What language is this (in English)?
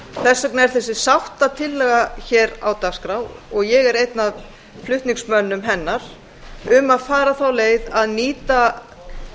Icelandic